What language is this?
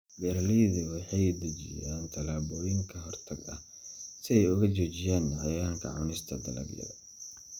Somali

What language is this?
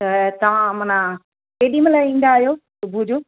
Sindhi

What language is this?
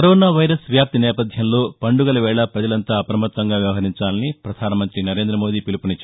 Telugu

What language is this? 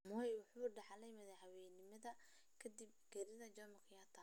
Somali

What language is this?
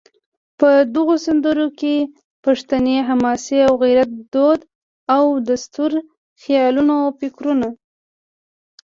Pashto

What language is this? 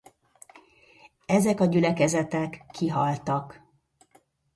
Hungarian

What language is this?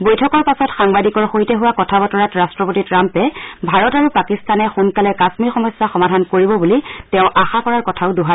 Assamese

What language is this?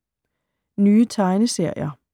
Danish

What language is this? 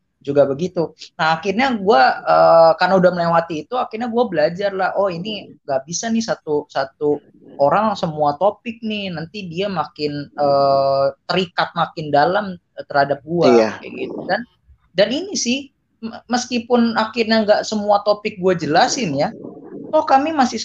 Indonesian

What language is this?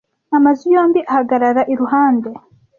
Kinyarwanda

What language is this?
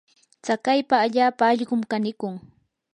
Yanahuanca Pasco Quechua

